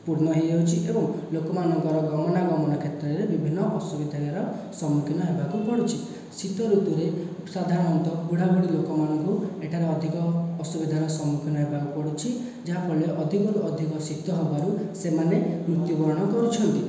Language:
Odia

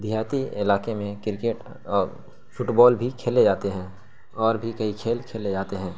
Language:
Urdu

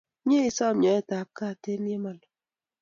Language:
Kalenjin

